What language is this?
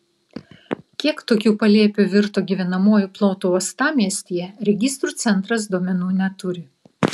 Lithuanian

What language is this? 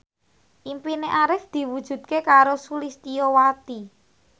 Javanese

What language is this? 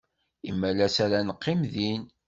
Kabyle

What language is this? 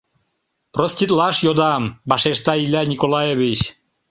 Mari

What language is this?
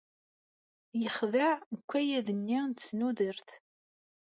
Kabyle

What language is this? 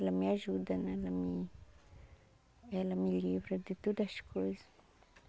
Portuguese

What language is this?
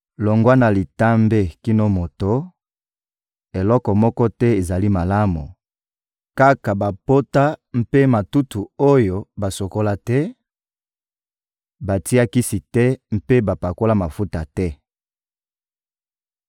Lingala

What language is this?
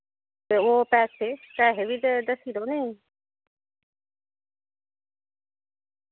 Dogri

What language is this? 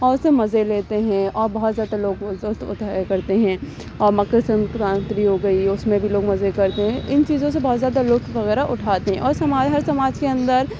Urdu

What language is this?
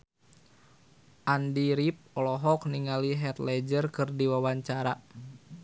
Sundanese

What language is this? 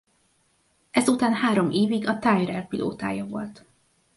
Hungarian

